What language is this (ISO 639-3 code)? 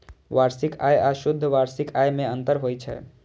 mai